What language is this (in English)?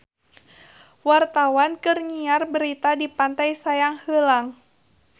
Sundanese